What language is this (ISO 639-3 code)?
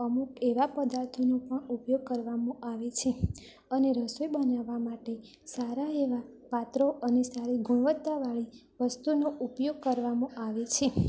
guj